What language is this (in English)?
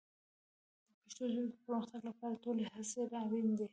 Pashto